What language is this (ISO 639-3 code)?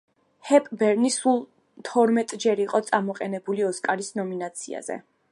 kat